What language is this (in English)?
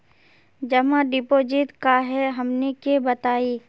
Magahi